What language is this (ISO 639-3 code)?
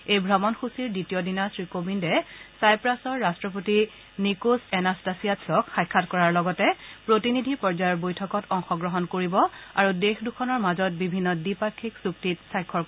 asm